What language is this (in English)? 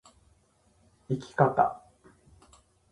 Japanese